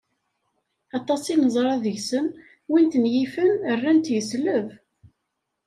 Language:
Kabyle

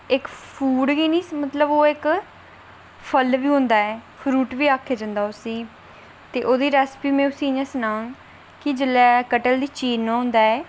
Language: Dogri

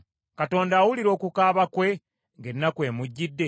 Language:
Ganda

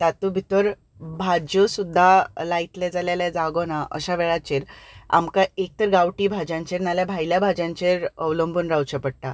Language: Konkani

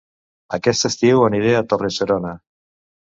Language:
Catalan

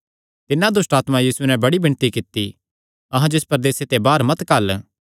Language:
Kangri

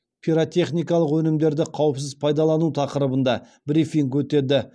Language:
Kazakh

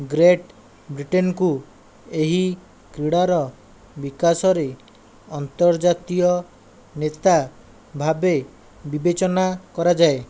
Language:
Odia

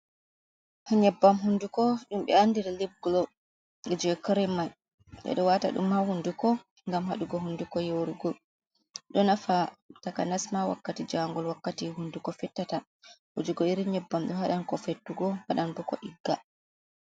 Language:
Fula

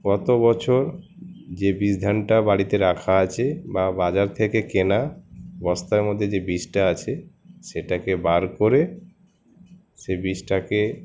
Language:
Bangla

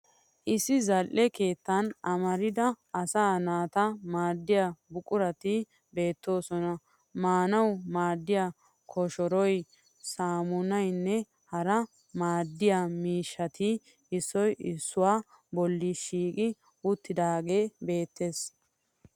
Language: Wolaytta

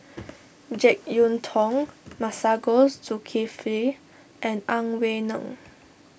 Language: English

